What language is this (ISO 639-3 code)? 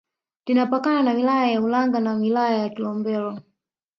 swa